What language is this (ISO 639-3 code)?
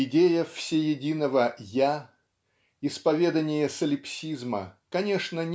rus